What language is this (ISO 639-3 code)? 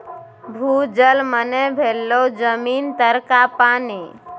mai